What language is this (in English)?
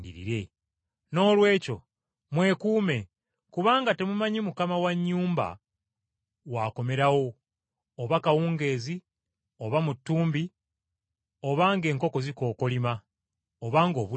Ganda